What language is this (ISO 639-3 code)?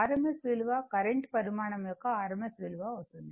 tel